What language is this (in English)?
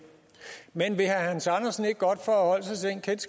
Danish